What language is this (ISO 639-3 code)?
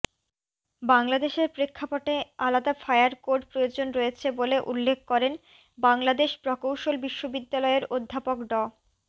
ben